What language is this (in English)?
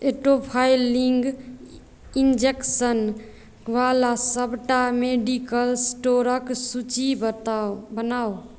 Maithili